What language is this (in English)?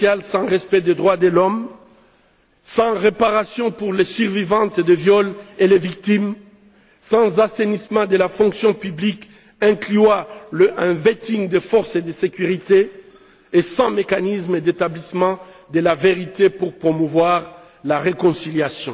French